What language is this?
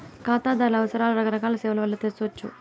Telugu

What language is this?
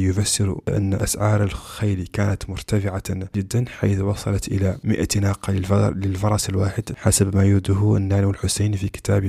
Arabic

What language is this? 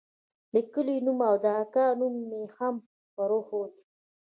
Pashto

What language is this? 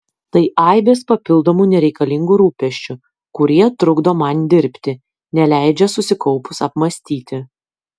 Lithuanian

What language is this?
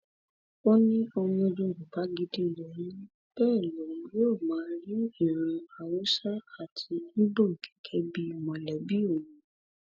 Yoruba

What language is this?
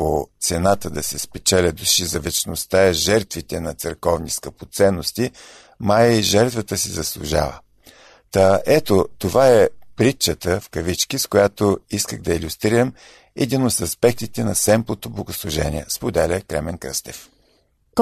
Bulgarian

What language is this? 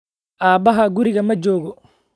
Somali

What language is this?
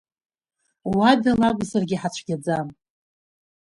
Abkhazian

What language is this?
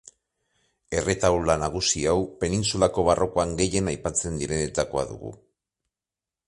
Basque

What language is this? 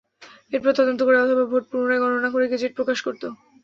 Bangla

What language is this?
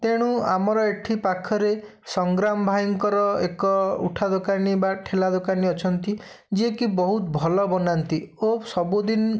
Odia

